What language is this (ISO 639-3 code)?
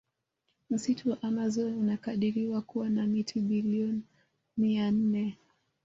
swa